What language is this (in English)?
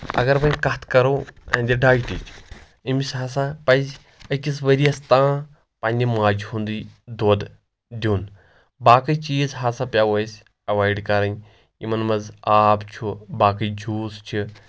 Kashmiri